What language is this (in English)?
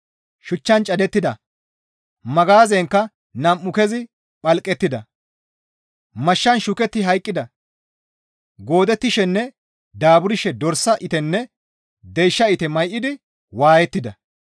Gamo